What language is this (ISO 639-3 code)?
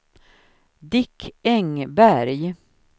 swe